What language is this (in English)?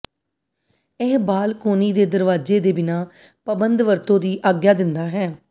Punjabi